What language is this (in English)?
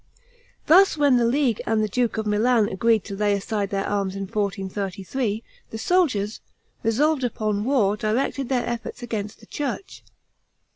English